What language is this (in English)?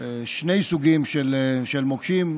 Hebrew